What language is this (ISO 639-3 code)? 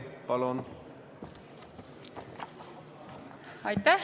est